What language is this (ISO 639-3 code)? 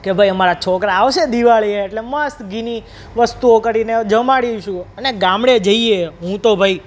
guj